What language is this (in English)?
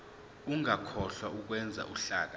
Zulu